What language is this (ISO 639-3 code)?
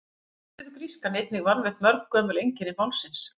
isl